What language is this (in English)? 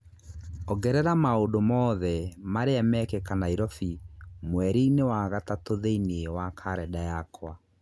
Kikuyu